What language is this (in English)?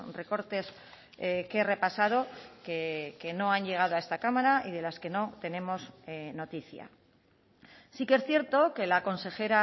Spanish